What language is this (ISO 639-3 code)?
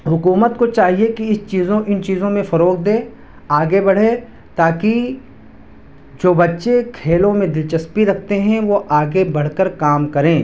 urd